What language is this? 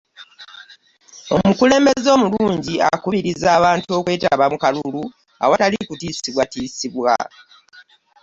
Ganda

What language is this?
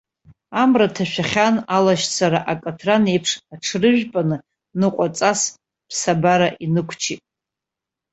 Abkhazian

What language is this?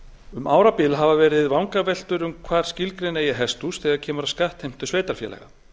Icelandic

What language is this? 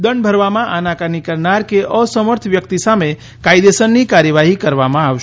Gujarati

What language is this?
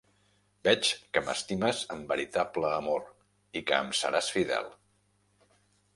Catalan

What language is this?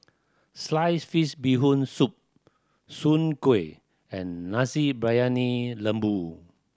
English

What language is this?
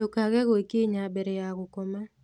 Kikuyu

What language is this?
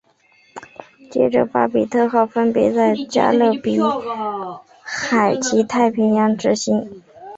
Chinese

